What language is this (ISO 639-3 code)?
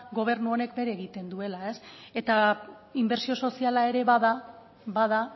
eus